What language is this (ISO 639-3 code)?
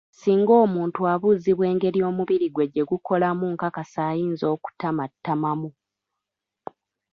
lug